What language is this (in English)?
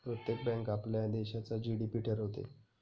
Marathi